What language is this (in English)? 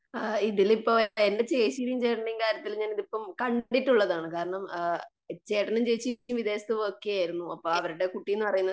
Malayalam